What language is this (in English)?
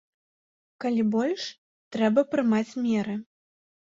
Belarusian